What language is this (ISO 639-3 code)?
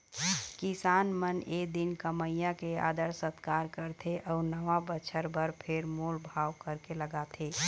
hne